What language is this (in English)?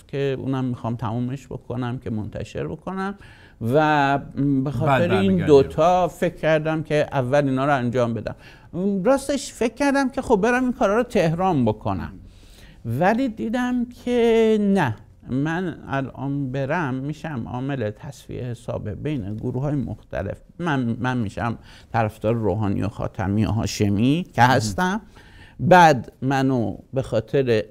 Persian